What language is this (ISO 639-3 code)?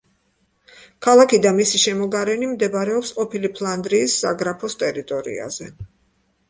kat